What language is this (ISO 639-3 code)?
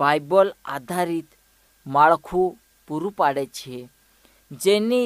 hin